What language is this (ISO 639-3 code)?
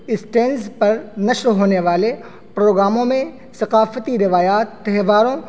urd